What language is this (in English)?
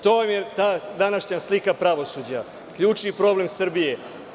Serbian